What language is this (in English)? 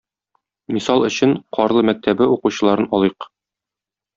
Tatar